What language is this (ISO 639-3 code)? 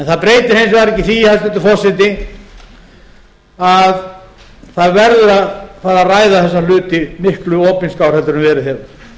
isl